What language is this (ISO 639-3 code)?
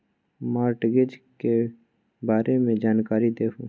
mag